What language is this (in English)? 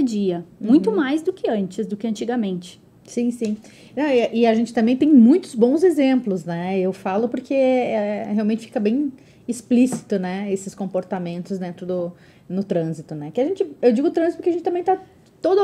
Portuguese